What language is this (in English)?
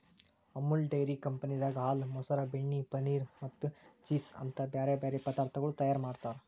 Kannada